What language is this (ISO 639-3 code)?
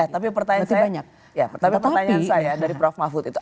ind